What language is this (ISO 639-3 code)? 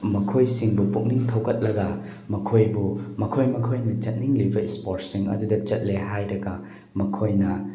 mni